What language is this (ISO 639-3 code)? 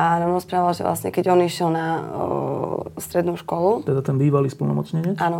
slk